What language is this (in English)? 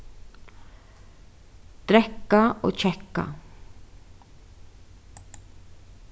Faroese